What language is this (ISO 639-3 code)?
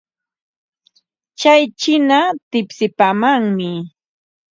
qva